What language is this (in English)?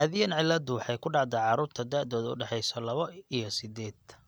Somali